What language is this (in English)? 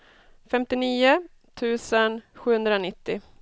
Swedish